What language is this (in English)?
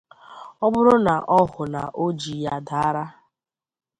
Igbo